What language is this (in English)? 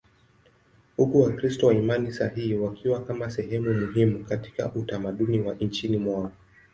Swahili